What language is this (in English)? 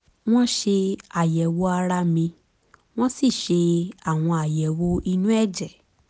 Yoruba